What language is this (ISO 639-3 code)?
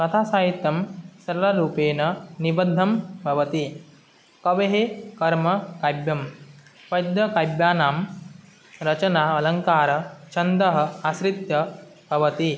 san